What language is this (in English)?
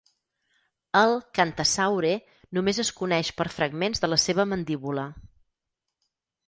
Catalan